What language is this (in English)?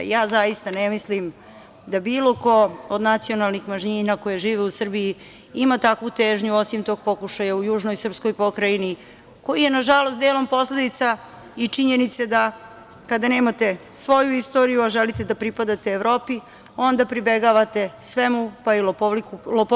Serbian